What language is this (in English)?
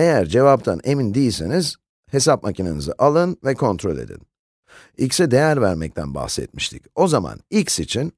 Turkish